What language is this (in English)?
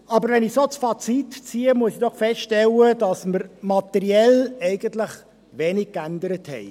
Swiss German